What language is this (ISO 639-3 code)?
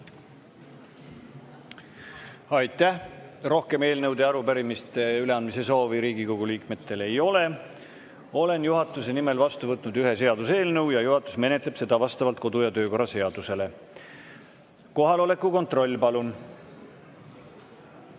est